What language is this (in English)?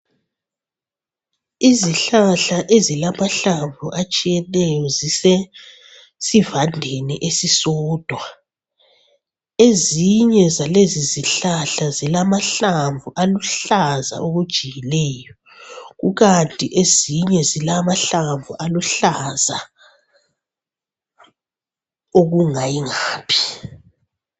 North Ndebele